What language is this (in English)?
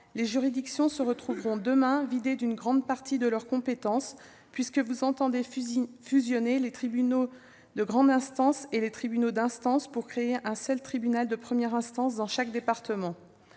French